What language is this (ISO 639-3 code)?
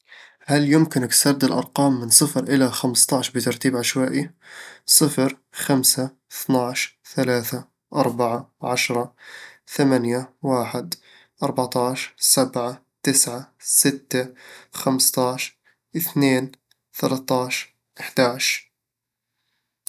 avl